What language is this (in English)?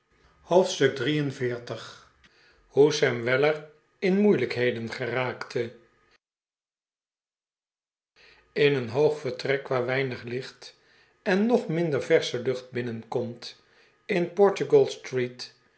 Dutch